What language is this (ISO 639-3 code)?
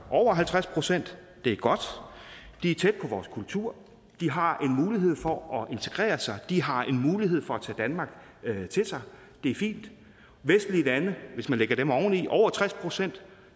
dan